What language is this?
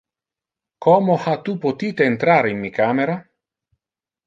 Interlingua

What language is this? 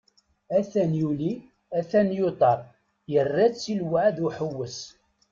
Kabyle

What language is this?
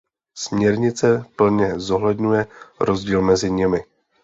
Czech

